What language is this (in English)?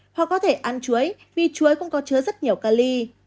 Vietnamese